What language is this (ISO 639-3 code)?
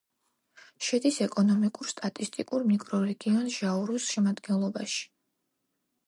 kat